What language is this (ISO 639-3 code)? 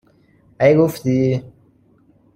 fas